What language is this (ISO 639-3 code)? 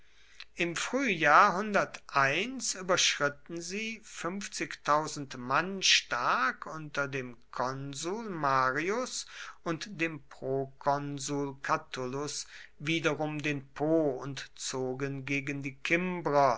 deu